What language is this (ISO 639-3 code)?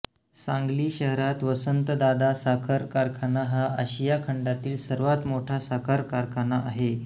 mar